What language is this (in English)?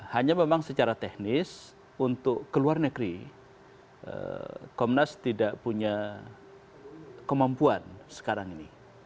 Indonesian